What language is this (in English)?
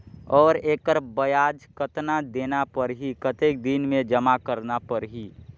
Chhattisgarhi